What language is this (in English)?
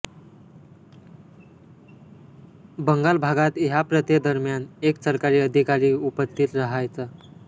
Marathi